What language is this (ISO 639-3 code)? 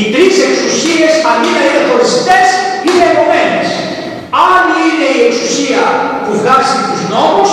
ell